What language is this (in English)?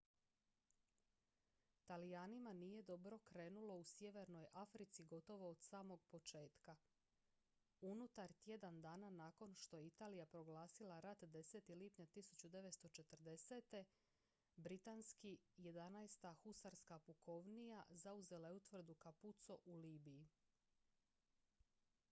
Croatian